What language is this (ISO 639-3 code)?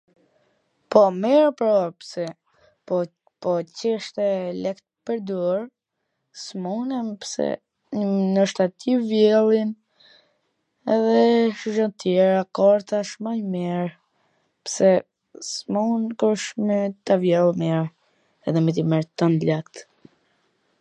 aln